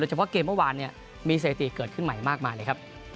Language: Thai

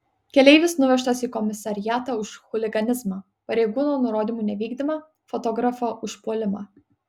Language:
Lithuanian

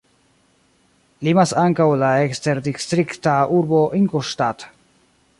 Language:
Esperanto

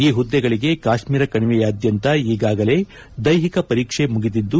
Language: Kannada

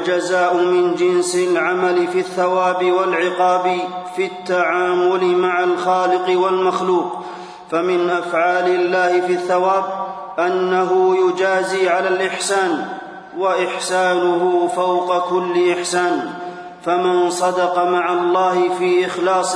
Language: Arabic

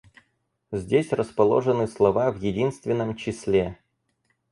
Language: Russian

